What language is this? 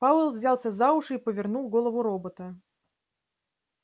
Russian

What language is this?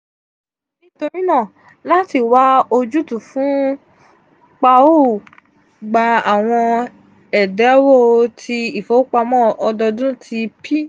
Yoruba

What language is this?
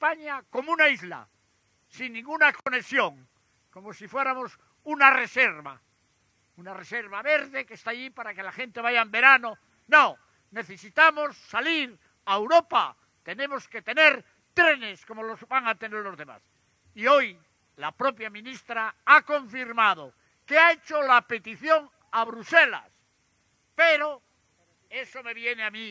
Spanish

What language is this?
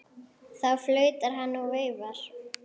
Icelandic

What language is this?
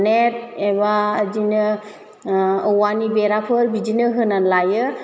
Bodo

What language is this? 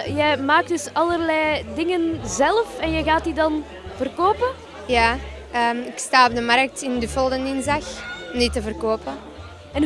Dutch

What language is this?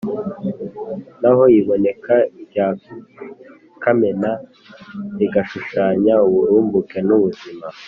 Kinyarwanda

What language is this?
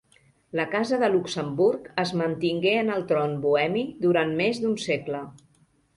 Catalan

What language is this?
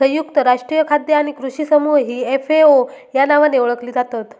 Marathi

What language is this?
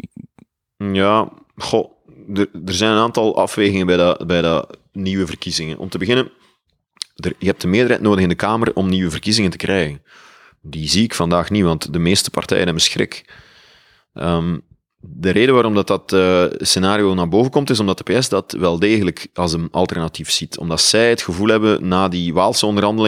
Dutch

